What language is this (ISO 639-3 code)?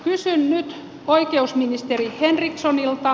fin